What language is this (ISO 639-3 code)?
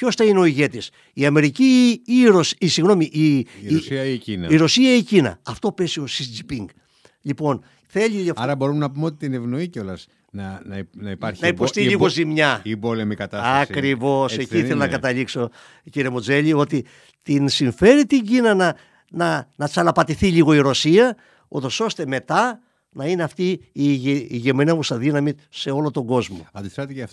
ell